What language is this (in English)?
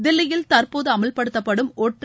Tamil